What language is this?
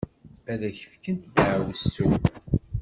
Kabyle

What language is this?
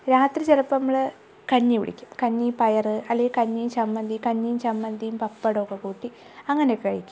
Malayalam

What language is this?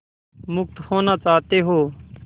Hindi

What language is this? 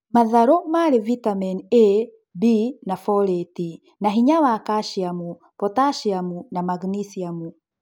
Kikuyu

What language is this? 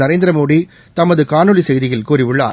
Tamil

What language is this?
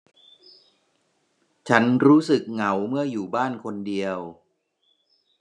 Thai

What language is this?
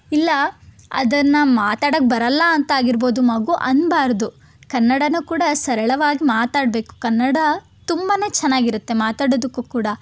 Kannada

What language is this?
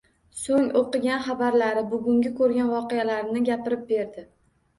Uzbek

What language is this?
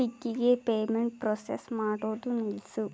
Kannada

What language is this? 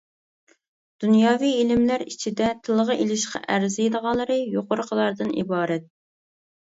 Uyghur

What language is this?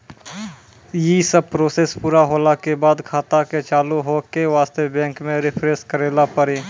Maithili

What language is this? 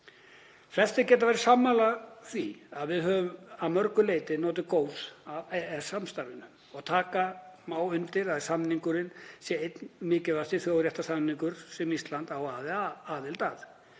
Icelandic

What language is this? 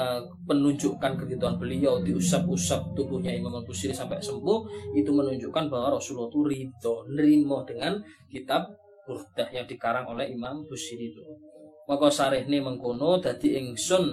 Malay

